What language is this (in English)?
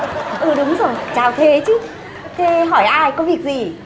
Vietnamese